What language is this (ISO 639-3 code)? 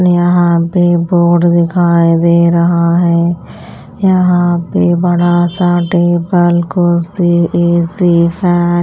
hin